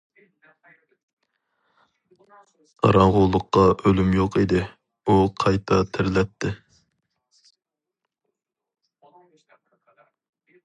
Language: Uyghur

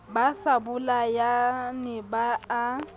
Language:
Southern Sotho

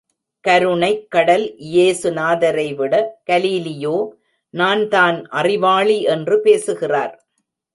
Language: Tamil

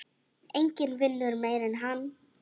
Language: Icelandic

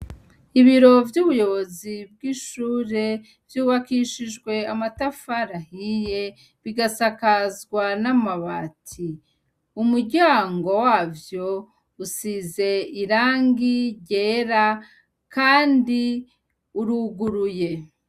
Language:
Rundi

